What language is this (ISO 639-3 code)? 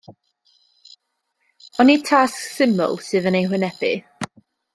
cym